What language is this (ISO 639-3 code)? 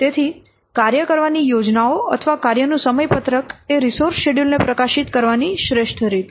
guj